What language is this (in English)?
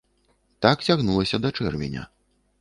Belarusian